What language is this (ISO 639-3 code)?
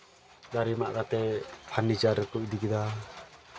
sat